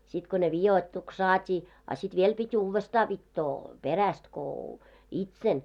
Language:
Finnish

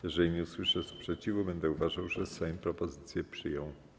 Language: Polish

